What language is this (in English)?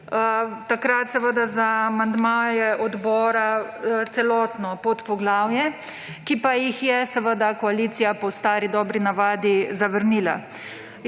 Slovenian